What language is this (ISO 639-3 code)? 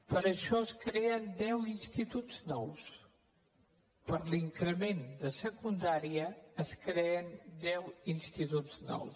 cat